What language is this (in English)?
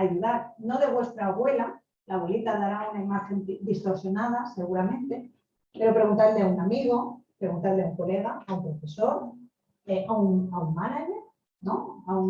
Spanish